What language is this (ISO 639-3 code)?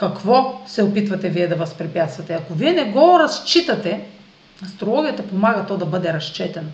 bul